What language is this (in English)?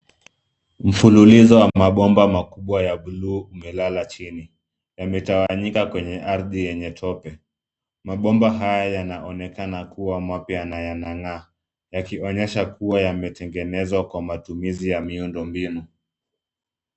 Swahili